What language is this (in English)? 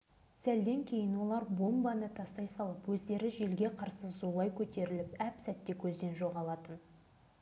Kazakh